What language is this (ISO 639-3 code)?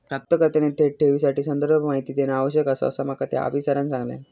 mar